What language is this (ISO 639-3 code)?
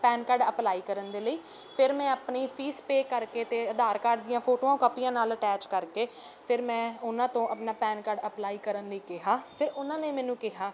pan